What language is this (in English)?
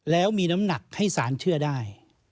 Thai